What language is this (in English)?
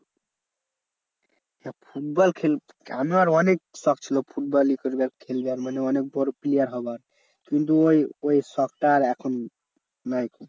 Bangla